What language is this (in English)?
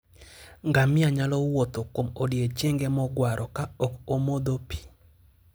Luo (Kenya and Tanzania)